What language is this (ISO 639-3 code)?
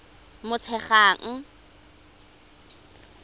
tsn